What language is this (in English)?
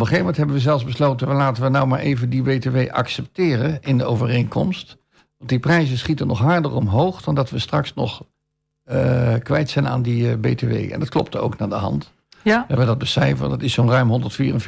Dutch